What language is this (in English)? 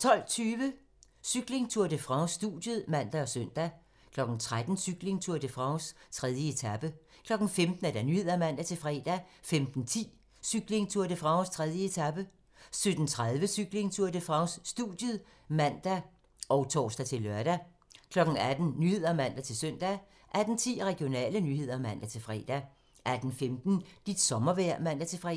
Danish